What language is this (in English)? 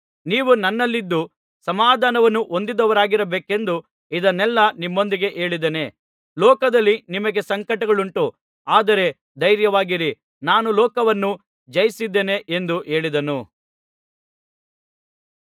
Kannada